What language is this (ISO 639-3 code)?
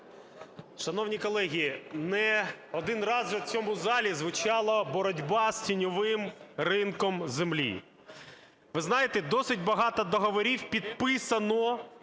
ukr